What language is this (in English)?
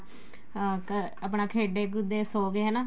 Punjabi